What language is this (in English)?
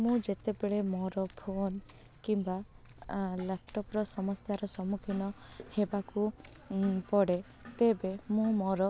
Odia